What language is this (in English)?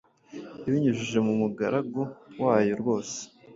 Kinyarwanda